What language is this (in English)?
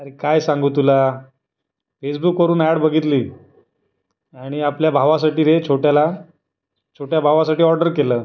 Marathi